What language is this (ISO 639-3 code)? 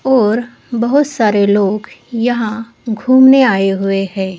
hin